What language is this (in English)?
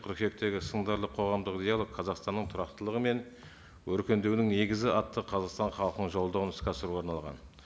Kazakh